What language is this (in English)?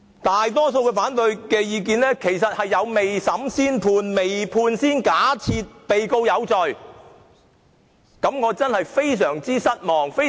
Cantonese